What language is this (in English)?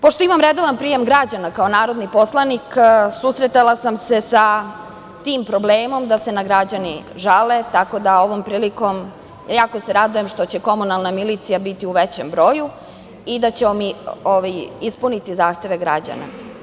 Serbian